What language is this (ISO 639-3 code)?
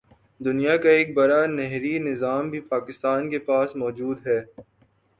urd